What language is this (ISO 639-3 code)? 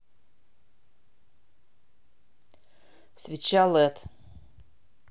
rus